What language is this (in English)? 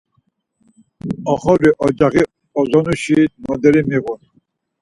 Laz